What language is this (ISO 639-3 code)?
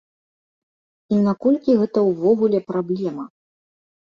bel